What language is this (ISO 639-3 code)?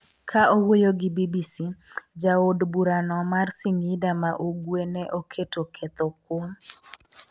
luo